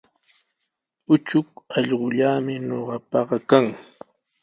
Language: Sihuas Ancash Quechua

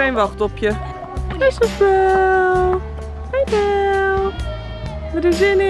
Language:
Dutch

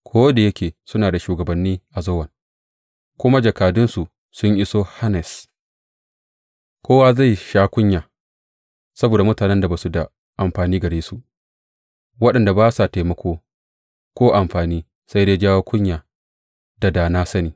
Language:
Hausa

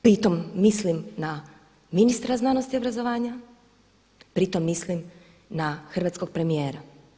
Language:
Croatian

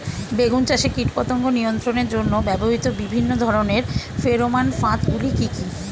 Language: Bangla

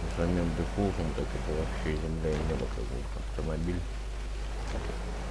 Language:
Russian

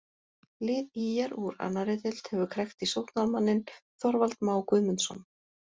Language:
Icelandic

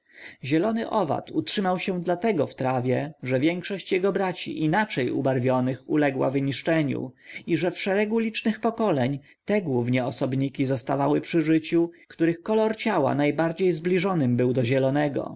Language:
Polish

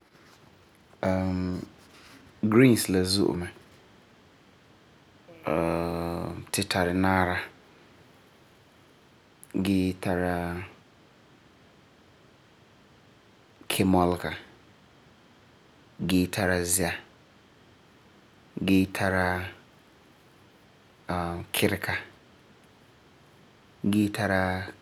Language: Frafra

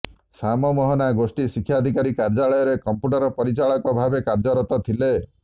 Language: Odia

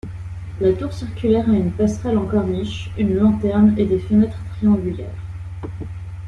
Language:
French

